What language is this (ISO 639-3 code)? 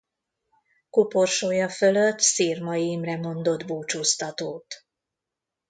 hun